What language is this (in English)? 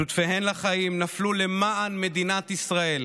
Hebrew